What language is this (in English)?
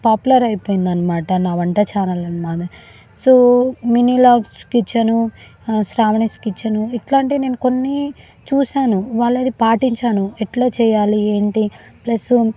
Telugu